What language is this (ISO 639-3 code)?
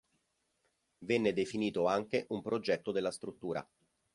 ita